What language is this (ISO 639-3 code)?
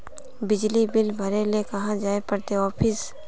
mag